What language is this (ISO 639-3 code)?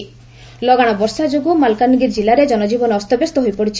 ori